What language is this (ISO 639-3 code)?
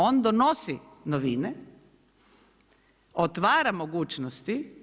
hrv